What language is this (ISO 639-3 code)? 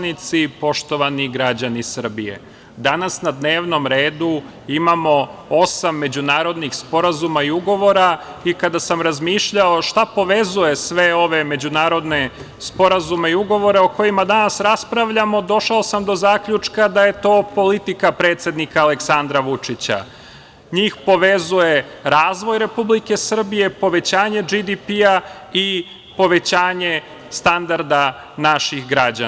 srp